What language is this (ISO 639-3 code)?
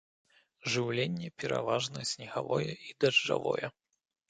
bel